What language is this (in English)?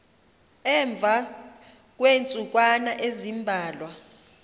Xhosa